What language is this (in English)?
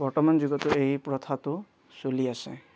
Assamese